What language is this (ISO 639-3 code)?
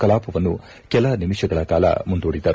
kan